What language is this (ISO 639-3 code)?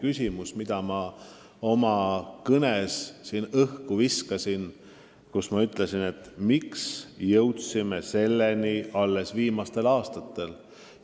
est